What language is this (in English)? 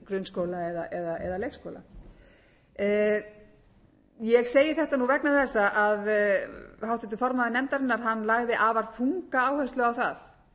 Icelandic